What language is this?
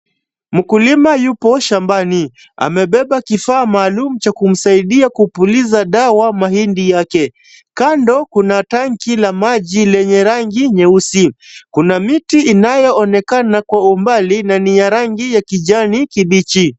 Swahili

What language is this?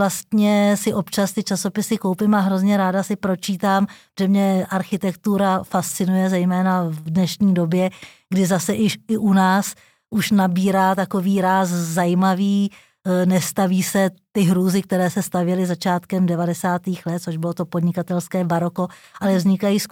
Czech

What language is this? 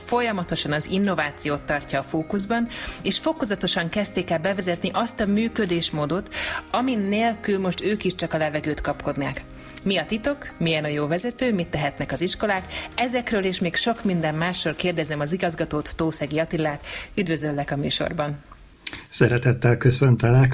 Hungarian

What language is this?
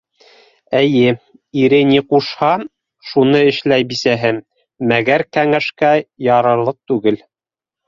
Bashkir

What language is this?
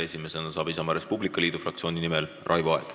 Estonian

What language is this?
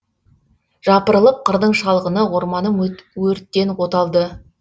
Kazakh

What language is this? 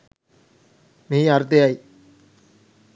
Sinhala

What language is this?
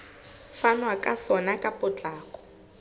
Southern Sotho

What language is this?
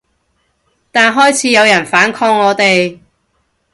Cantonese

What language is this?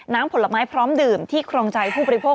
Thai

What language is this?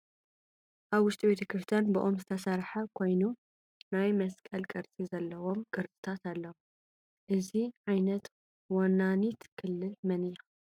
Tigrinya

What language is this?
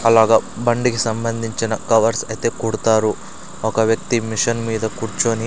Telugu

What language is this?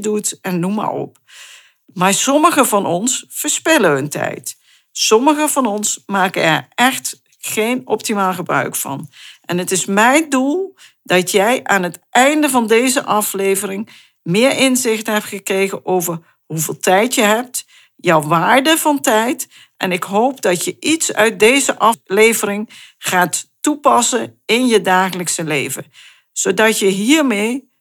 Dutch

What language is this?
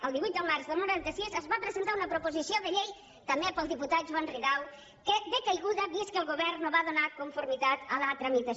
Catalan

